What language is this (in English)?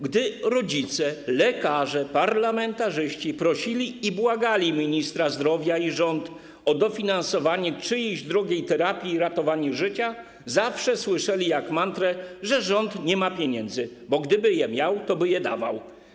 Polish